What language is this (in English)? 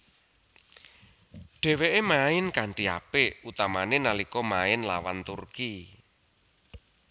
Javanese